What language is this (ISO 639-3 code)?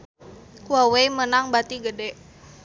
sun